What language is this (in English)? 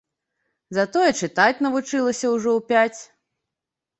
Belarusian